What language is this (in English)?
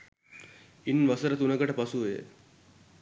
Sinhala